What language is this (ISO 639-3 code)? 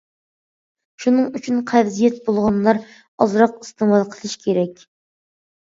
uig